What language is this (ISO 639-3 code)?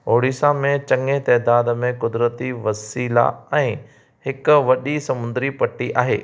snd